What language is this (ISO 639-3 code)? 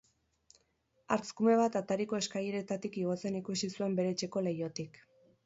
eus